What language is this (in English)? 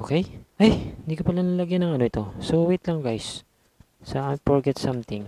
Filipino